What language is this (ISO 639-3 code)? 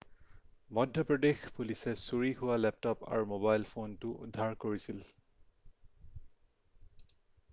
asm